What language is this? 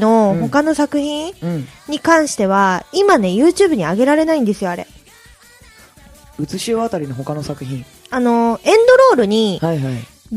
Japanese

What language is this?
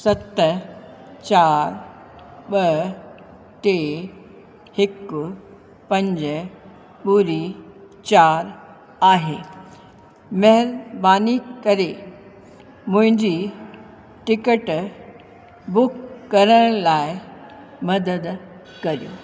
Sindhi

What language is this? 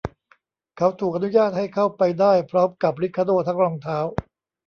Thai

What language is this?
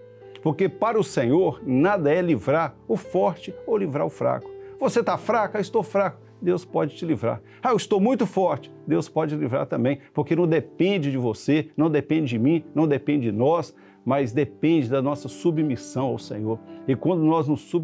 Portuguese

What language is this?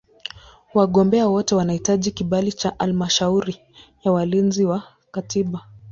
Swahili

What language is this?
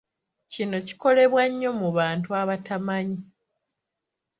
Ganda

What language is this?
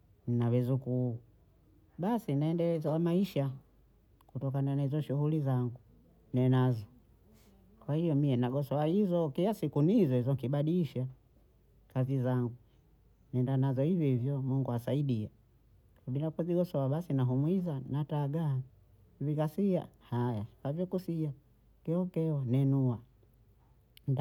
Bondei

